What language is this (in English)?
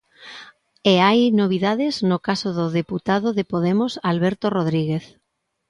Galician